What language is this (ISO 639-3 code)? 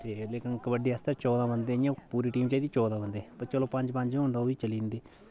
doi